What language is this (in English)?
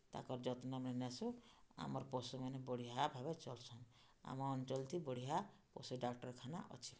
Odia